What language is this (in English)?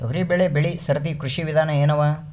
Kannada